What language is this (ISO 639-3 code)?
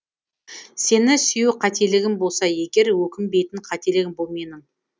kaz